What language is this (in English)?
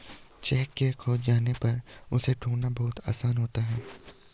Hindi